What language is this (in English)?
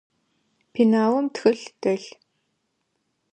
Adyghe